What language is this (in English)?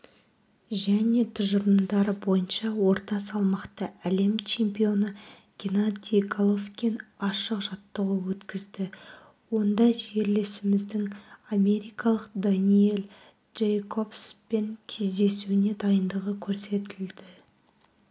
Kazakh